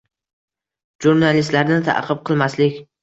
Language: Uzbek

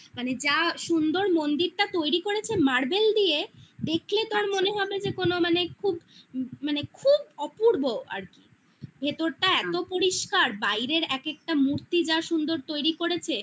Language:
Bangla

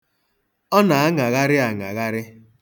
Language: Igbo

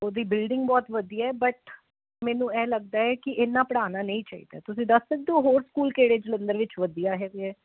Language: Punjabi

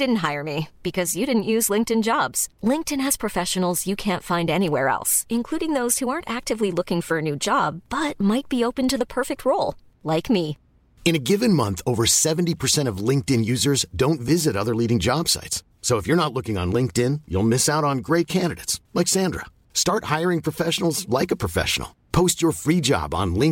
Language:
Filipino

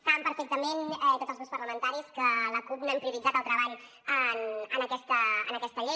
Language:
Catalan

